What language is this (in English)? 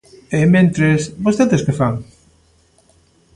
Galician